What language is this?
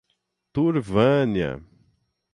Portuguese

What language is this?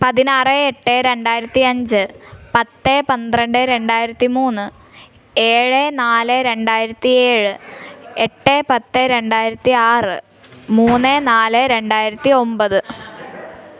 Malayalam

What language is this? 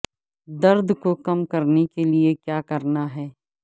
Urdu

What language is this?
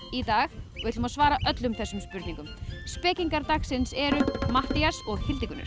Icelandic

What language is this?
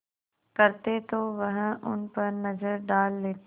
Hindi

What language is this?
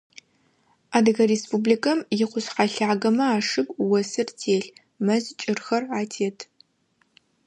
Adyghe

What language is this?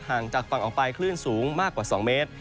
Thai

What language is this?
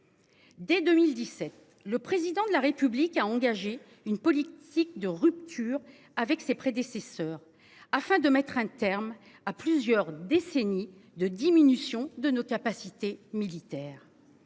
French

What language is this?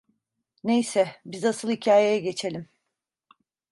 Turkish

